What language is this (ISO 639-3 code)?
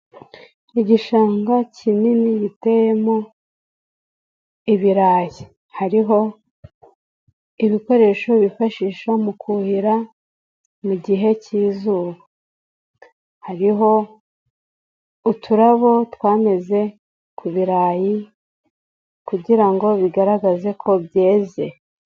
kin